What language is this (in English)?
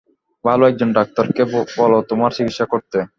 Bangla